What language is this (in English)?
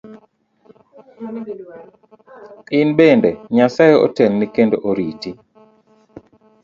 Luo (Kenya and Tanzania)